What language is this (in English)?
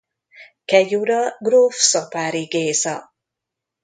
Hungarian